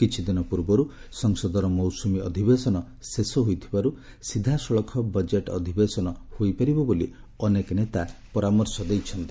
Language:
Odia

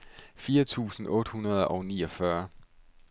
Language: Danish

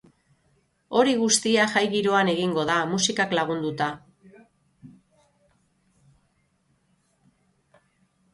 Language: Basque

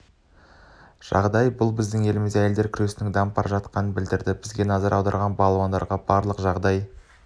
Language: Kazakh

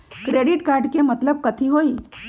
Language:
Magahi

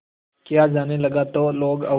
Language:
Hindi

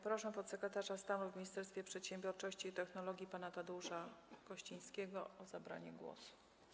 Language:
Polish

